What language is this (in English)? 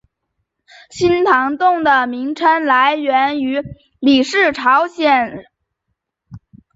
Chinese